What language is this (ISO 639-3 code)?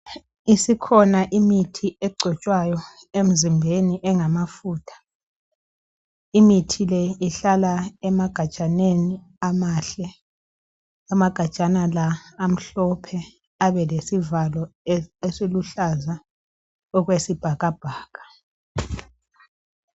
nde